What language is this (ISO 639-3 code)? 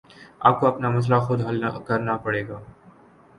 urd